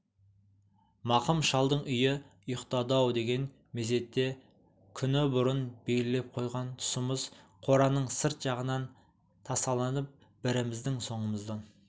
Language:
Kazakh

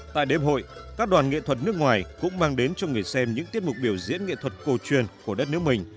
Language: Vietnamese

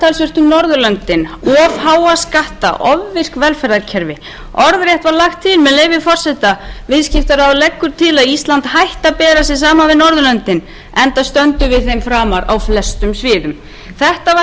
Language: Icelandic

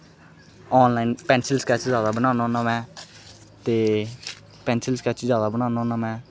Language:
Dogri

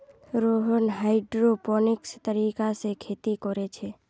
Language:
Magahi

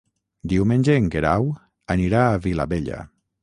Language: Catalan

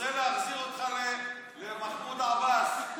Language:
Hebrew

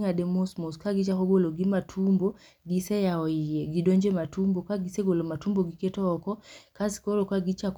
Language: Luo (Kenya and Tanzania)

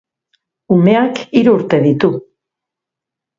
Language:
Basque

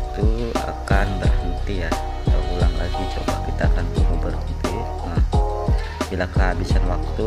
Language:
Indonesian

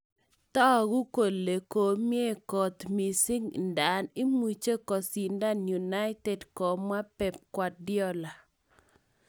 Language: Kalenjin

